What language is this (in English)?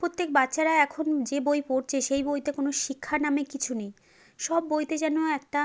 Bangla